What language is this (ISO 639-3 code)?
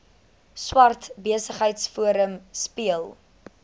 afr